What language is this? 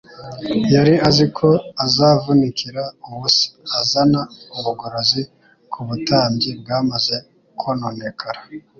Kinyarwanda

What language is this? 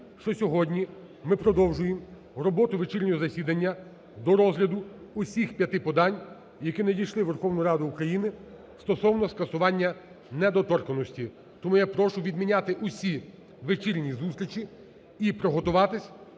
Ukrainian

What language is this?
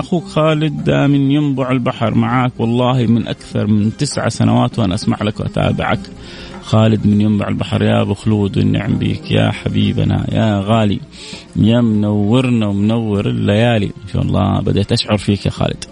Arabic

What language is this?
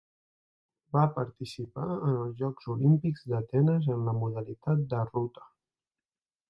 Catalan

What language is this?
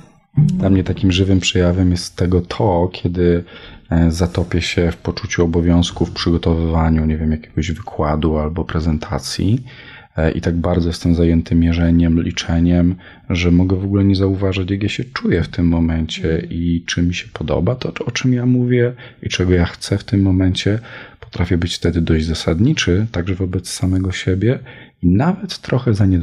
Polish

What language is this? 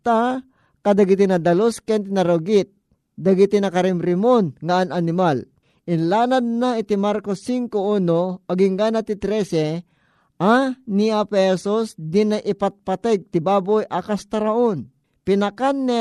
Filipino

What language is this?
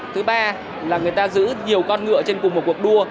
Vietnamese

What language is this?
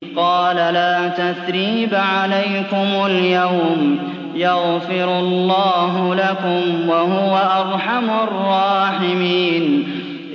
Arabic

